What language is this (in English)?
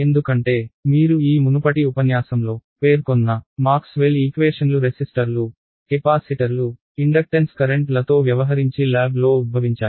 Telugu